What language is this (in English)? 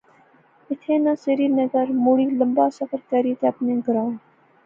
Pahari-Potwari